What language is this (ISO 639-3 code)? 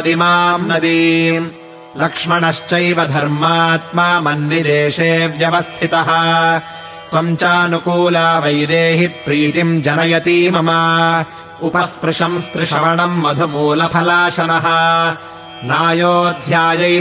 kan